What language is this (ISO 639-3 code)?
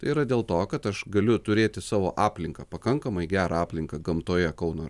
lit